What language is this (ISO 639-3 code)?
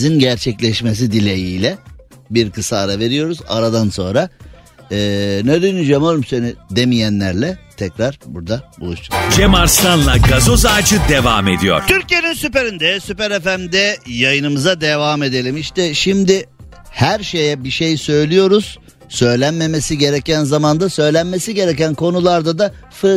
tur